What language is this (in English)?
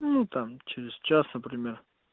Russian